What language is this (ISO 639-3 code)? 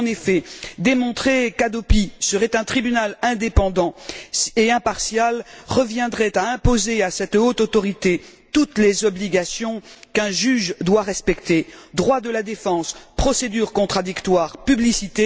fra